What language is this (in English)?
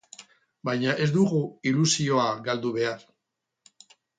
Basque